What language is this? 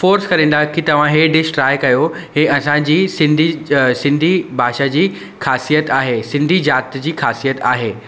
Sindhi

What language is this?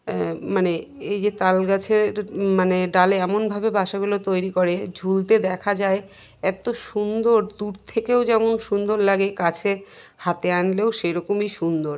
Bangla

